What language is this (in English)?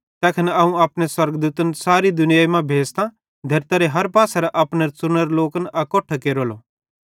Bhadrawahi